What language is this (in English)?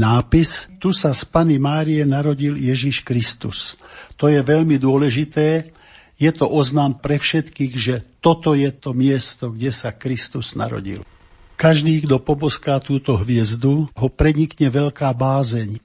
Slovak